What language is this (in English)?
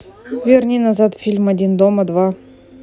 Russian